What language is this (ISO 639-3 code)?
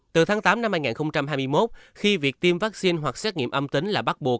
vie